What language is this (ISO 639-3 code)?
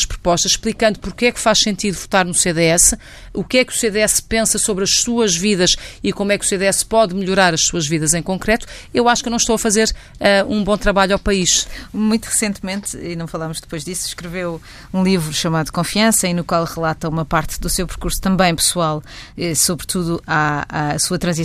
por